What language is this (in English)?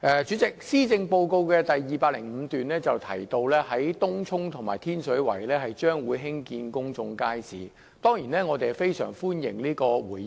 Cantonese